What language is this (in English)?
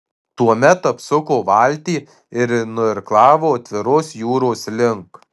Lithuanian